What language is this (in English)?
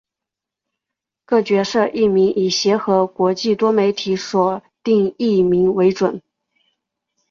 Chinese